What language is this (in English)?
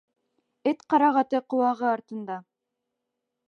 Bashkir